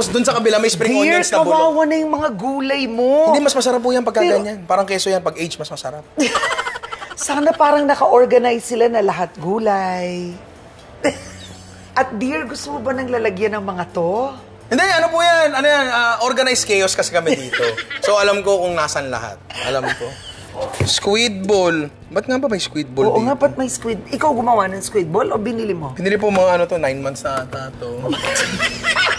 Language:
Filipino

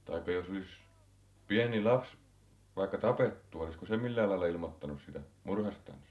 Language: Finnish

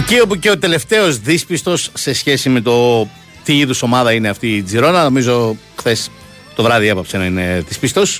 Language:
Greek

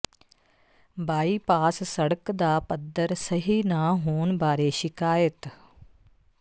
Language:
Punjabi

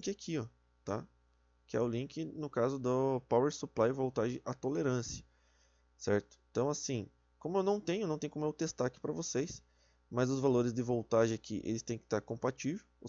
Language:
Portuguese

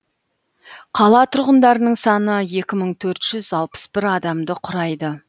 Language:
Kazakh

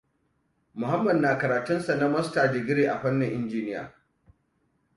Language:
Hausa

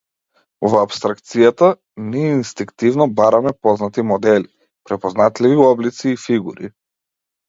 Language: Macedonian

